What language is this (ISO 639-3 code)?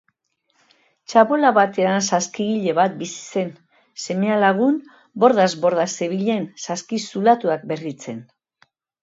eus